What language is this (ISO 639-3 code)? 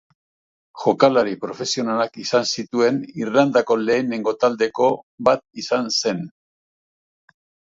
eus